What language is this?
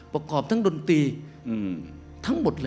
Thai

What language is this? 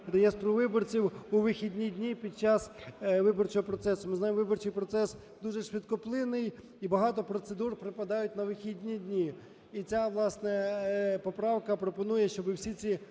Ukrainian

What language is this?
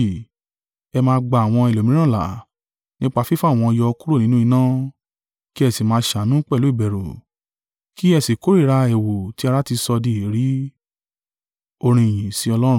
Yoruba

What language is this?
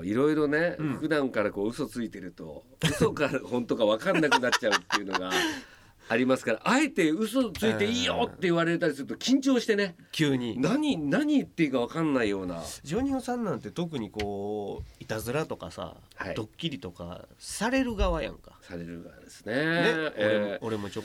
Japanese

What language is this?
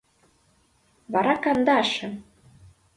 Mari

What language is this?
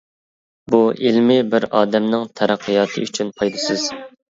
Uyghur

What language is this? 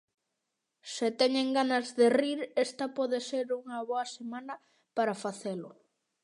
Galician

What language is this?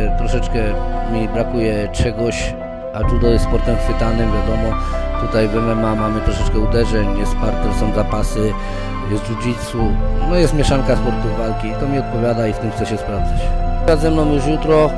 Polish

